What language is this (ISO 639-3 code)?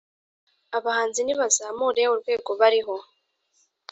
kin